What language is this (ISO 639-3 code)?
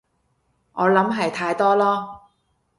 yue